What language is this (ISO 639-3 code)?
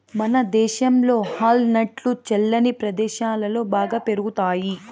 tel